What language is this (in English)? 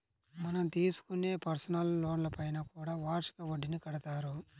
Telugu